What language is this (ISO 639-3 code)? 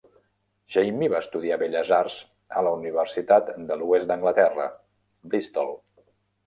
cat